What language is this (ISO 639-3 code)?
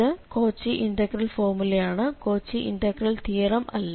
mal